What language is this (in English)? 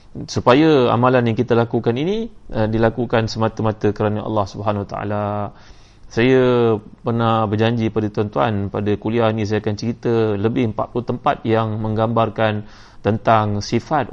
Malay